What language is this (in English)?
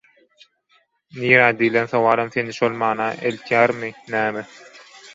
Turkmen